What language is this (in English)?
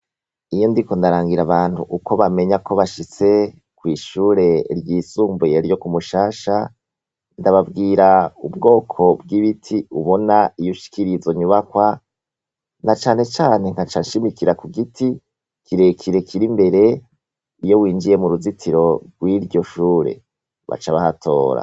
Rundi